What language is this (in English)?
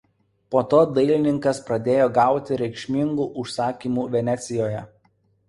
Lithuanian